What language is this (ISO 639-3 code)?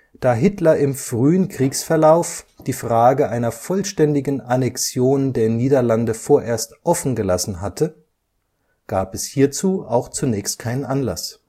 deu